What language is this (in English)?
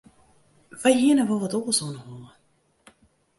Western Frisian